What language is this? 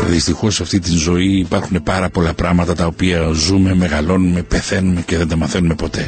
Greek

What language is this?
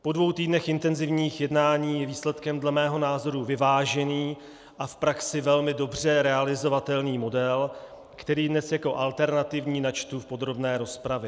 Czech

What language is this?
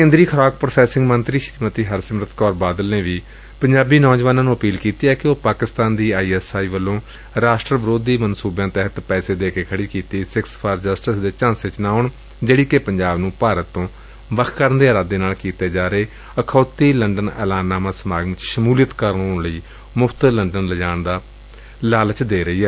Punjabi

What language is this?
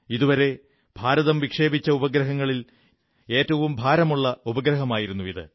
Malayalam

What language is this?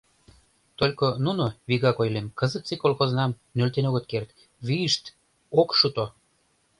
Mari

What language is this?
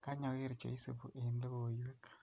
Kalenjin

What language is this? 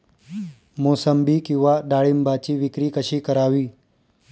Marathi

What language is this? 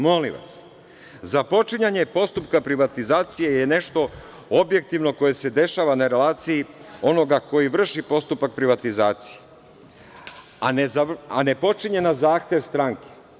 Serbian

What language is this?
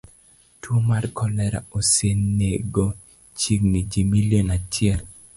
Luo (Kenya and Tanzania)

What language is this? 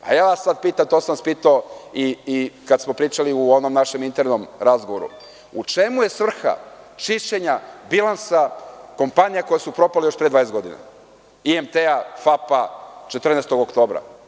Serbian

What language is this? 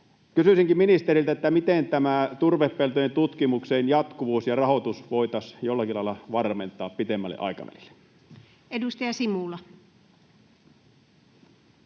Finnish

